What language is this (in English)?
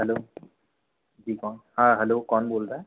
Hindi